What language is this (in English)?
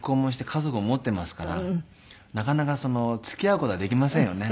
Japanese